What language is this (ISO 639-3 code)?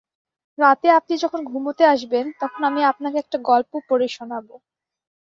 ben